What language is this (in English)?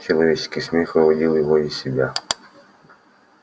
Russian